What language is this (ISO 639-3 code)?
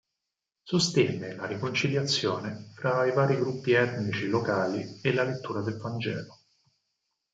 ita